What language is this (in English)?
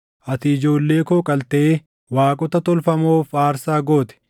Oromo